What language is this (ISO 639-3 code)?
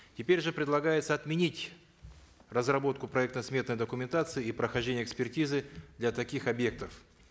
kaz